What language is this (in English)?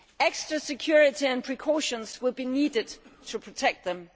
English